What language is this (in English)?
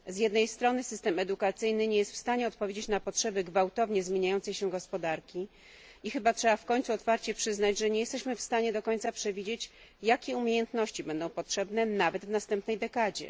Polish